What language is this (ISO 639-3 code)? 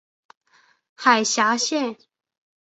zho